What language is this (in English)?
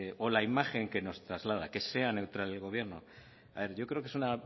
Spanish